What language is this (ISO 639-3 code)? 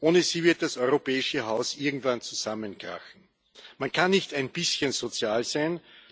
deu